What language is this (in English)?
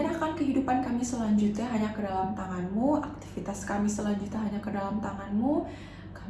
Indonesian